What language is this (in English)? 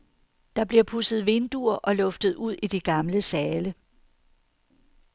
Danish